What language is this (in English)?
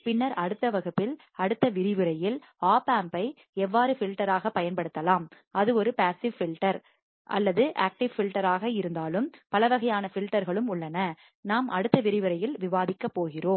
Tamil